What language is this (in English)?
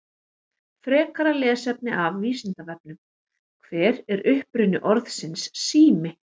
Icelandic